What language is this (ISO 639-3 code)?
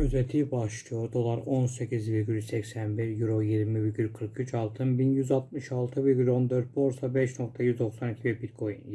tur